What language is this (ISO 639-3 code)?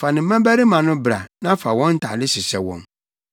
aka